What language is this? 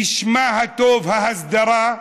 Hebrew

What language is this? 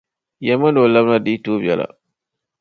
Dagbani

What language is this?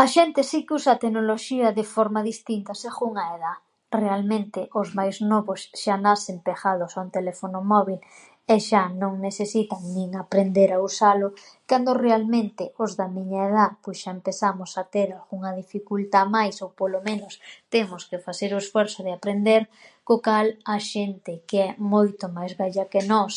Galician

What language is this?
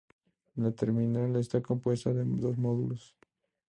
Spanish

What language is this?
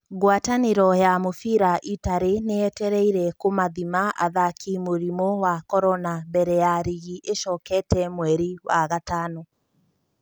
Kikuyu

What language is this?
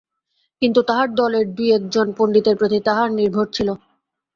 Bangla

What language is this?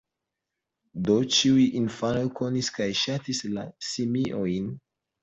Esperanto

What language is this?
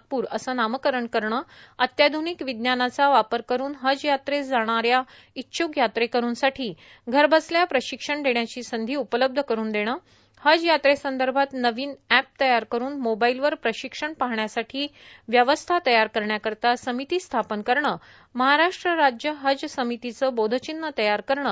Marathi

